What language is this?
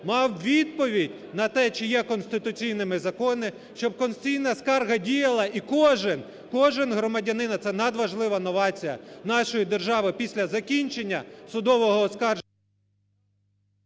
Ukrainian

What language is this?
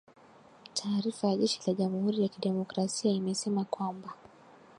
Swahili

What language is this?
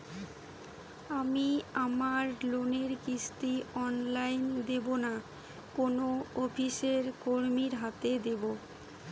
Bangla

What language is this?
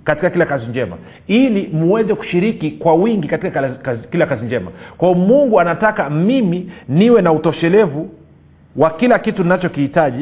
Swahili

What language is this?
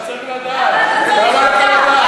Hebrew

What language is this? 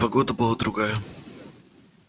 Russian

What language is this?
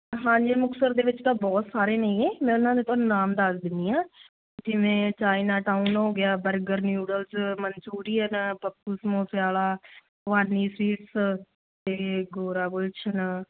Punjabi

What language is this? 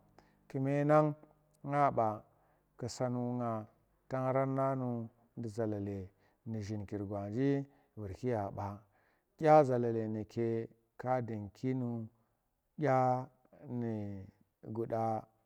Tera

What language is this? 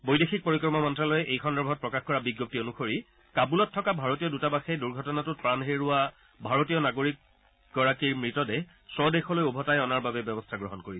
Assamese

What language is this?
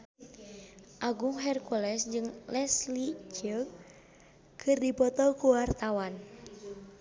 Sundanese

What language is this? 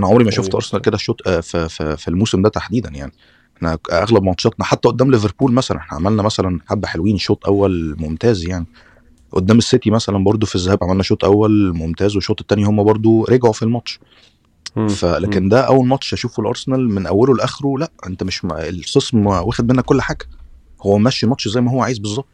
Arabic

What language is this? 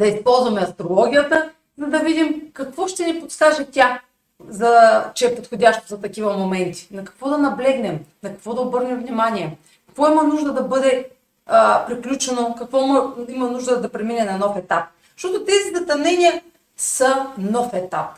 Bulgarian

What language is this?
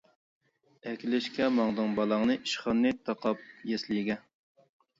Uyghur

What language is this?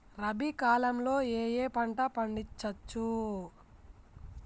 Telugu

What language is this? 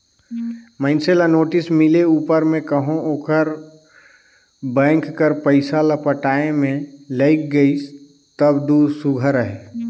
Chhattisgarhi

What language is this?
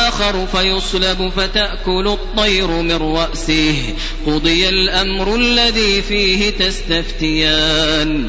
Arabic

